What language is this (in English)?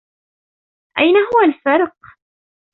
Arabic